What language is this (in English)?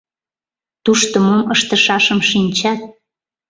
Mari